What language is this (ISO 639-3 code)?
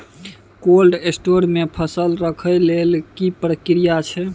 mai